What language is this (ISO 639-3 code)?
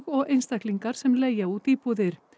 isl